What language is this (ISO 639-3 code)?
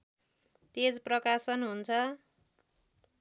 nep